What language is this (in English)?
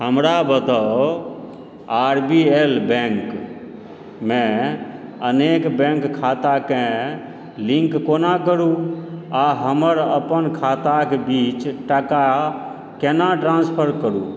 Maithili